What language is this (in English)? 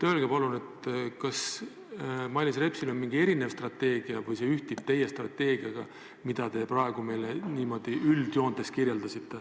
Estonian